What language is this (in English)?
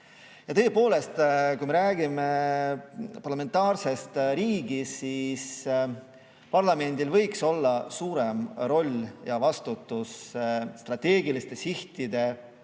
Estonian